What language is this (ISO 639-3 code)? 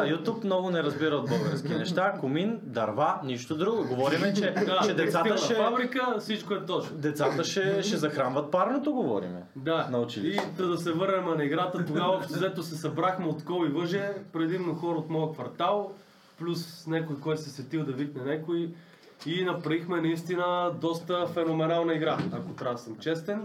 bul